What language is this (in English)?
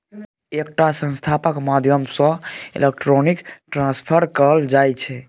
Maithili